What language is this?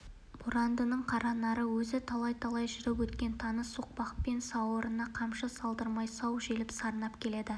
Kazakh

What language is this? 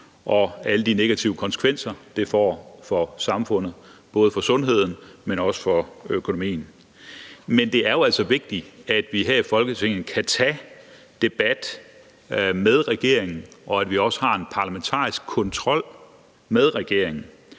Danish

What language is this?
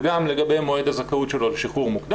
Hebrew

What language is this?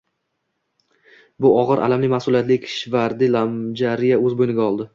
Uzbek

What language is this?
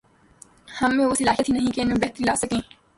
Urdu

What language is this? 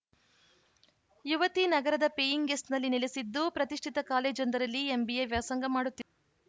Kannada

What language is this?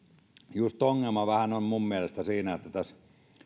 Finnish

